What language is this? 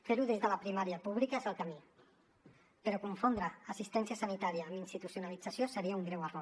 Catalan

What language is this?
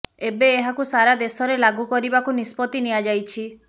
Odia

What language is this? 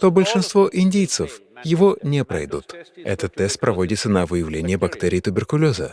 Russian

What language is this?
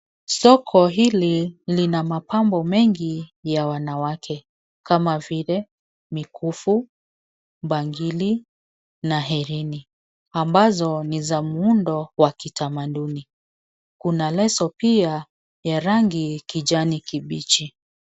Swahili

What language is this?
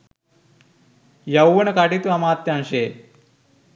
Sinhala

